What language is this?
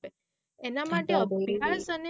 Gujarati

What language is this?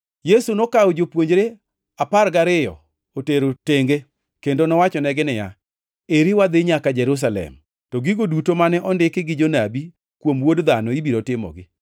Luo (Kenya and Tanzania)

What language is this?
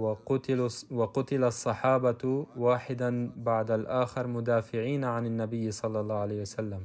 Arabic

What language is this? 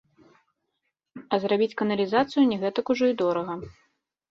Belarusian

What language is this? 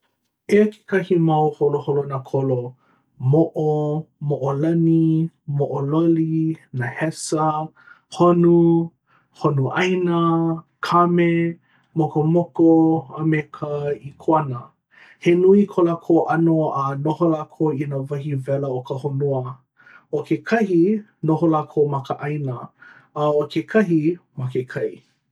Hawaiian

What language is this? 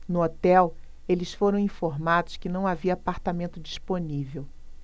Portuguese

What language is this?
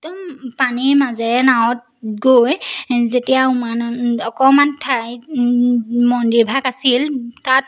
Assamese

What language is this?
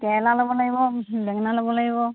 Assamese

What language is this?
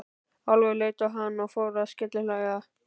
Icelandic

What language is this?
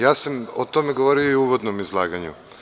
Serbian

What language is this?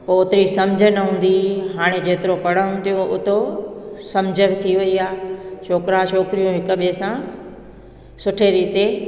Sindhi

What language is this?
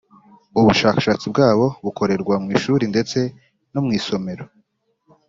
Kinyarwanda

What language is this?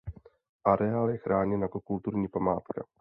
Czech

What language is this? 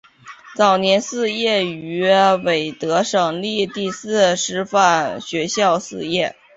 Chinese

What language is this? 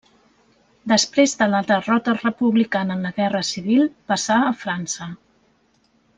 Catalan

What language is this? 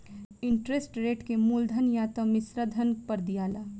Bhojpuri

